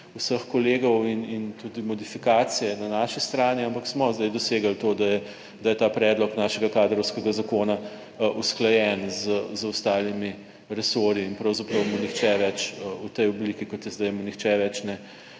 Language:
Slovenian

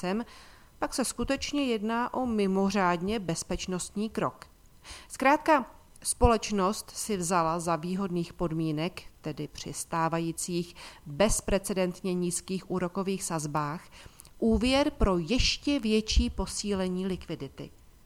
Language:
Czech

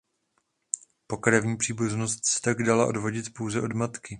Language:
Czech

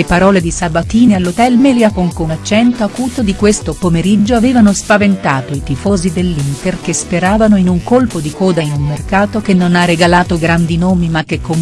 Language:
Italian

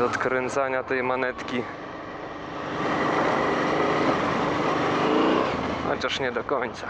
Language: Polish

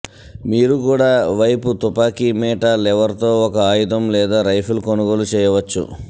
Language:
Telugu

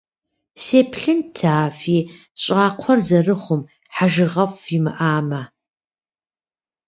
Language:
Kabardian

